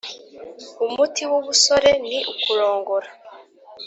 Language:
Kinyarwanda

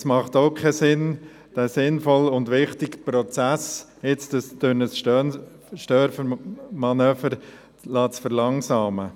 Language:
Swiss German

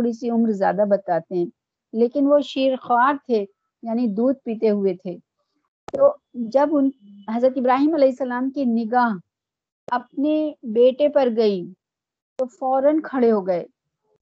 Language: Urdu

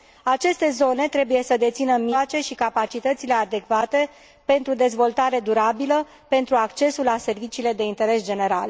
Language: Romanian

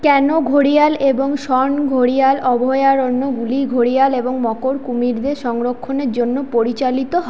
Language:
Bangla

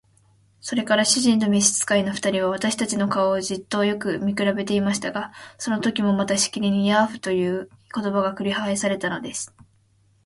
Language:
Japanese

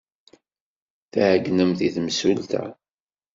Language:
Kabyle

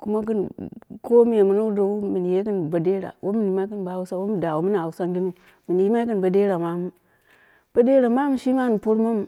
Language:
Dera (Nigeria)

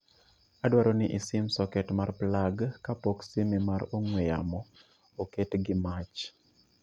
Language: Luo (Kenya and Tanzania)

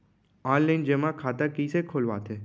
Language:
Chhattisgarhi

